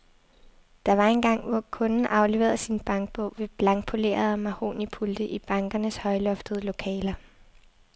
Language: Danish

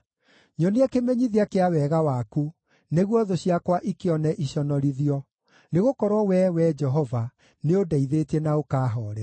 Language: Kikuyu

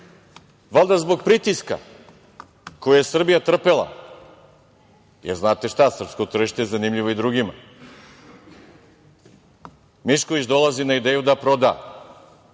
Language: Serbian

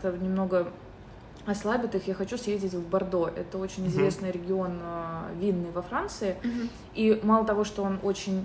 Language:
Russian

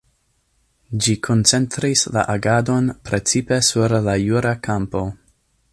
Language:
Esperanto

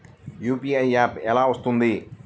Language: Telugu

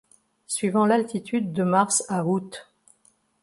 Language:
French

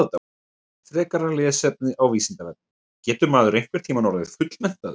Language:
Icelandic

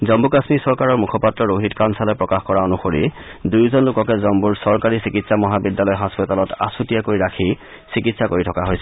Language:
Assamese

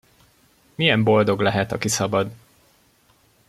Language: Hungarian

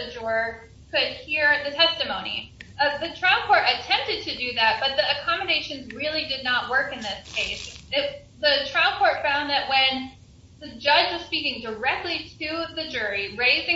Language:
English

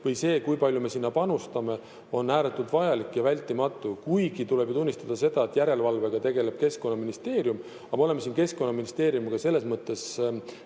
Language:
Estonian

